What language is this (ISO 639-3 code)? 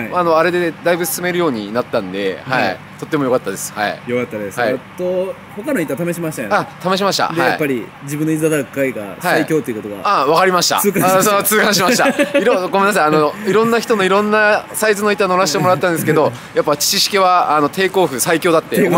jpn